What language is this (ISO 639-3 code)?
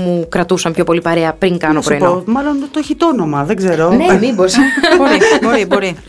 ell